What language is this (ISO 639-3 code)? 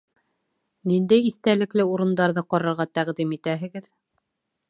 bak